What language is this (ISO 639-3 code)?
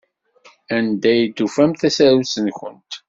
kab